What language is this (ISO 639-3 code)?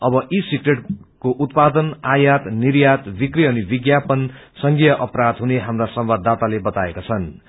nep